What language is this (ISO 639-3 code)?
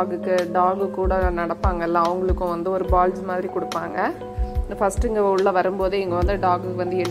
tel